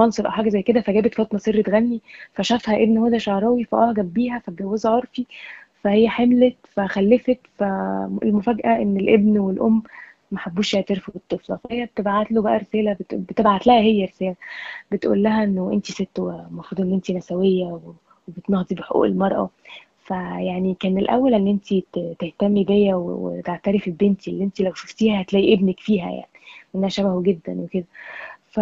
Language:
Arabic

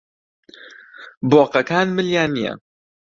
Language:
Central Kurdish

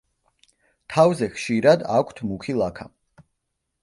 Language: Georgian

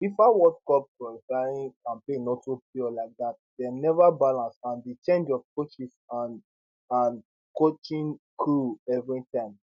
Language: Nigerian Pidgin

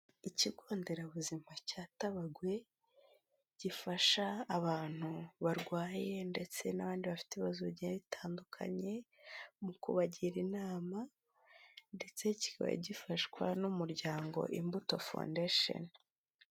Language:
Kinyarwanda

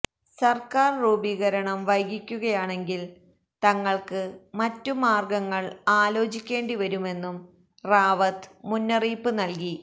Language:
Malayalam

